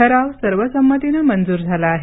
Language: Marathi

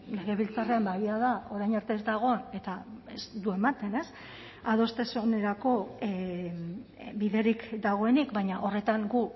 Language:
Basque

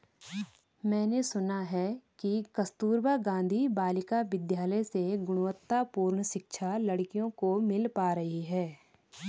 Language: Hindi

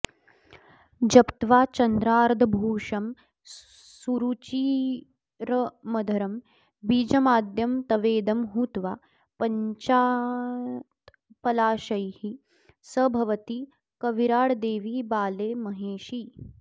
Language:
Sanskrit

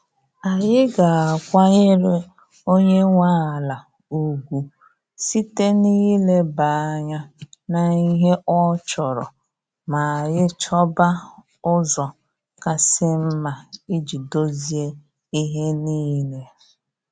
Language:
Igbo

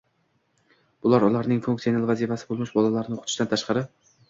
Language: Uzbek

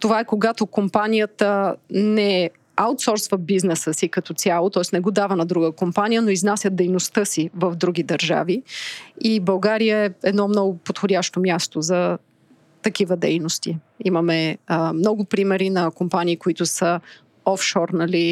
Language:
Bulgarian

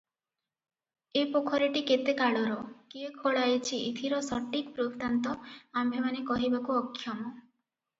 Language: Odia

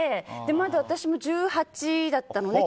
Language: Japanese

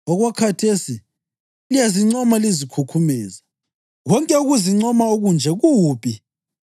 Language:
North Ndebele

